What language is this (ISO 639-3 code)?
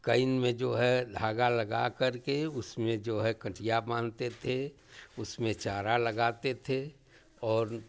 hin